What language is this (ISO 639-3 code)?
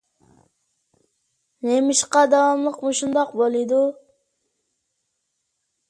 uig